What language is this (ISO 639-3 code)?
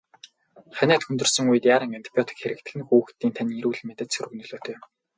mon